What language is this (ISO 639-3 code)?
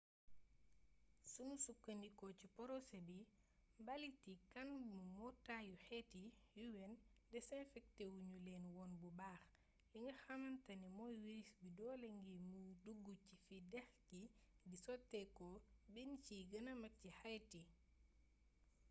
wol